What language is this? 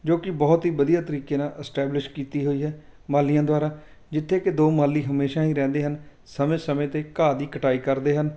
Punjabi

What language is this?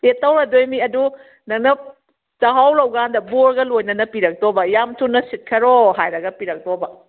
Manipuri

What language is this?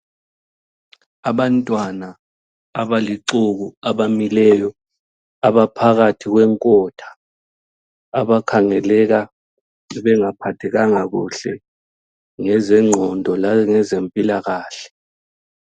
North Ndebele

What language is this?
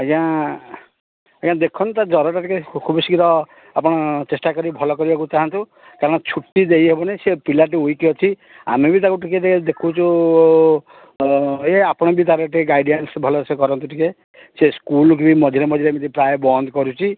Odia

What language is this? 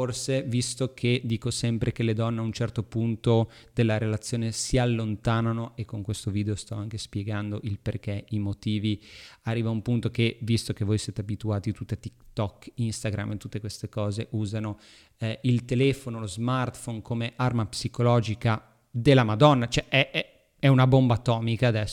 Italian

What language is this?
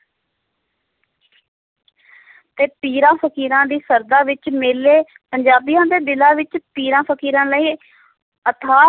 Punjabi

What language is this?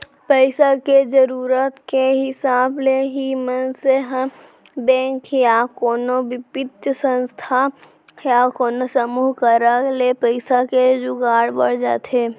Chhattisgarhi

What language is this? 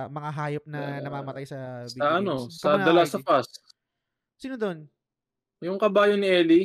Filipino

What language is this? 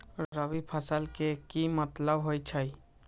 Magahi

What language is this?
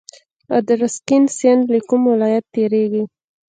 Pashto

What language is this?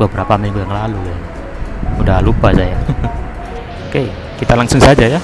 Indonesian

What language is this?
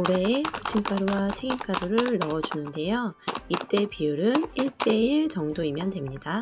Korean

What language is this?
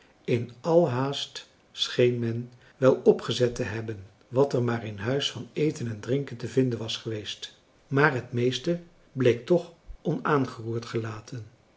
Dutch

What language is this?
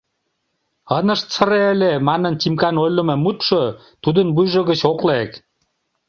Mari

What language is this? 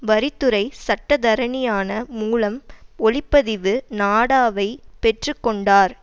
Tamil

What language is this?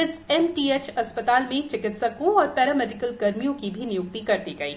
Hindi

